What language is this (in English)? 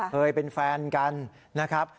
Thai